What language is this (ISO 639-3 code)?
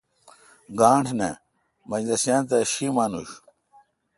xka